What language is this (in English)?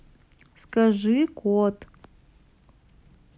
Russian